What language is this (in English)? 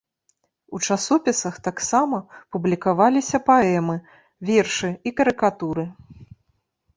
Belarusian